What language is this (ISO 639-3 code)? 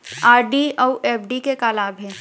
hne